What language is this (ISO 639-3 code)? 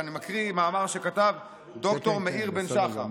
heb